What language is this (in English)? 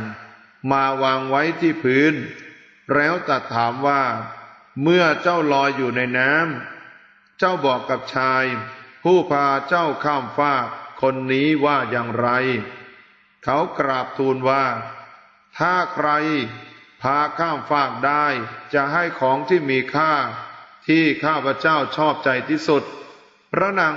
Thai